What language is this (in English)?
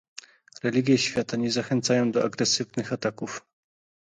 Polish